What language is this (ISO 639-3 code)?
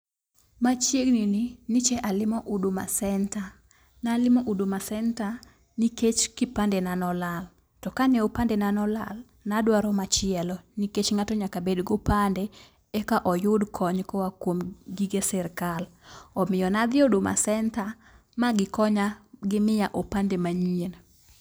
luo